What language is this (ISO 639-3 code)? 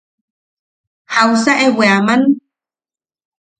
yaq